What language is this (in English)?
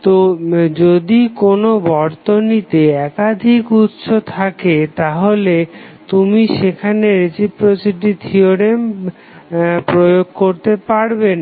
Bangla